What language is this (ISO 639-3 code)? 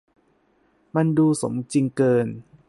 tha